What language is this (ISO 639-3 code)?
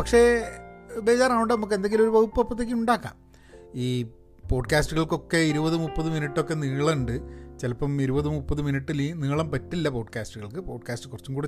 mal